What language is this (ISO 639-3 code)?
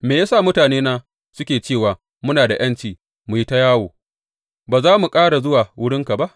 hau